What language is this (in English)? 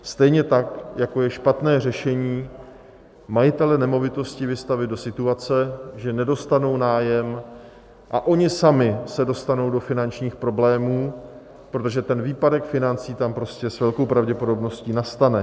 Czech